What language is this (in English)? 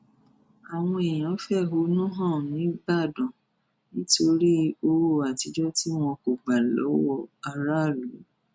Yoruba